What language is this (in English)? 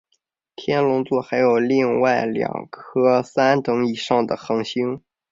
Chinese